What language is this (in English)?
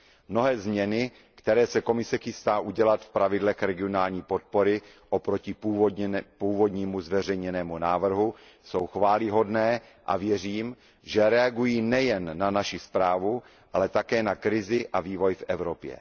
Czech